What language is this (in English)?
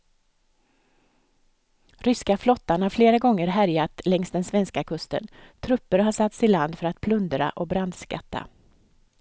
Swedish